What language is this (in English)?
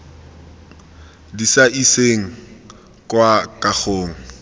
Tswana